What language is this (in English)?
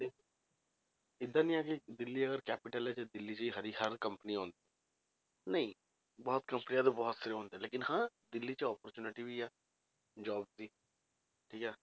Punjabi